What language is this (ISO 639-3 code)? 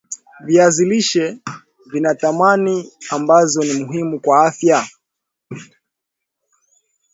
swa